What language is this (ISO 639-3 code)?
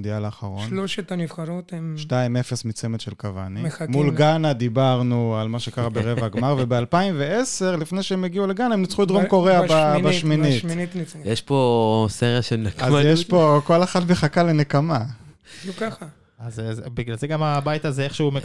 heb